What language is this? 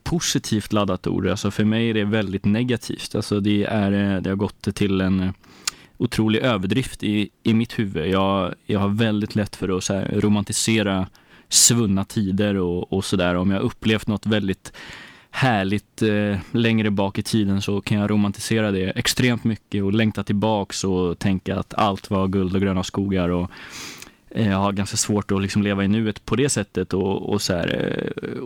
Swedish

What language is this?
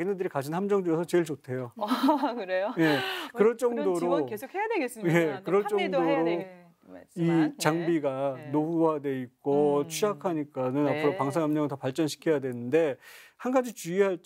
Korean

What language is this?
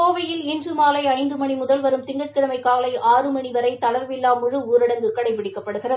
Tamil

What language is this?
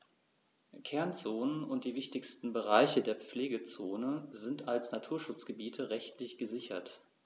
German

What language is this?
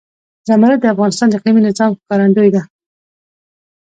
Pashto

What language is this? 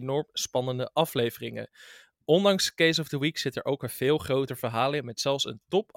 Dutch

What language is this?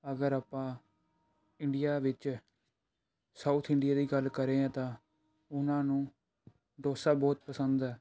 Punjabi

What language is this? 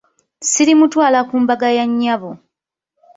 Ganda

